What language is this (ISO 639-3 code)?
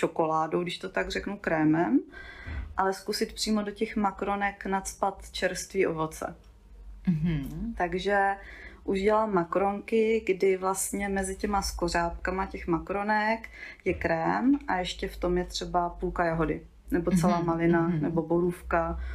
ces